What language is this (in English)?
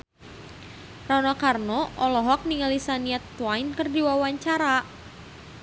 Sundanese